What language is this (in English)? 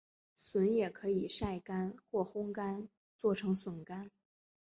Chinese